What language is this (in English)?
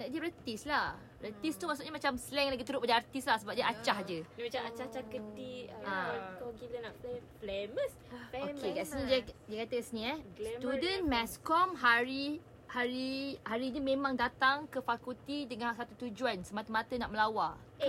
Malay